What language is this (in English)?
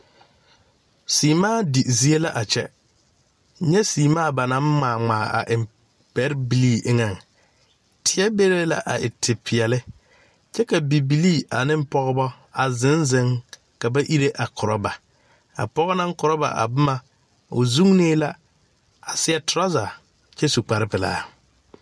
Southern Dagaare